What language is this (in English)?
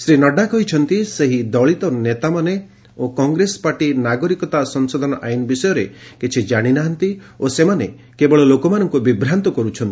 Odia